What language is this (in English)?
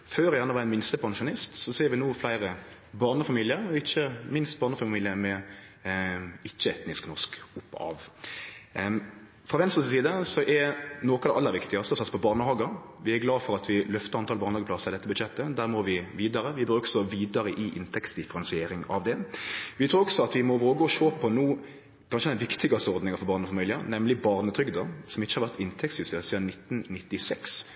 Norwegian Nynorsk